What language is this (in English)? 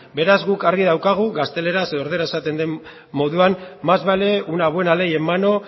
Basque